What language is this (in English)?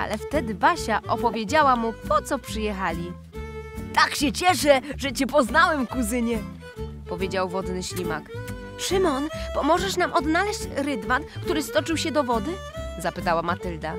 Polish